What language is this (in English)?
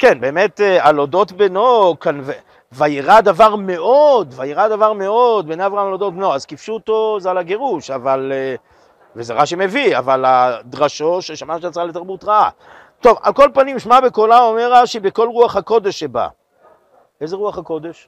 Hebrew